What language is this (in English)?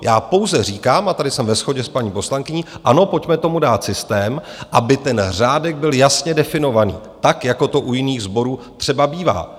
Czech